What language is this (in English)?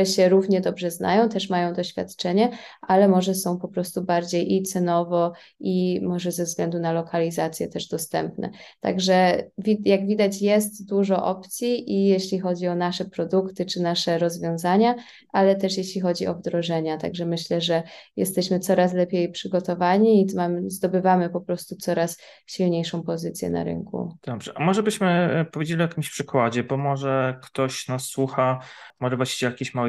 Polish